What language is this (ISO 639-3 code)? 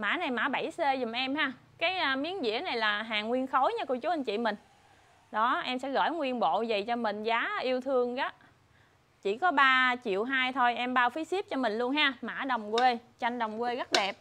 vie